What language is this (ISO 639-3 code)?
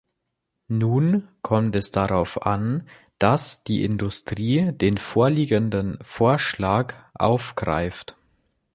deu